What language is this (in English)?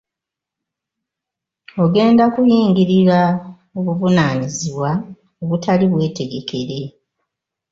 Ganda